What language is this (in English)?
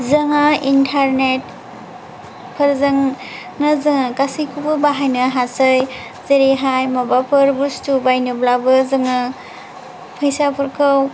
Bodo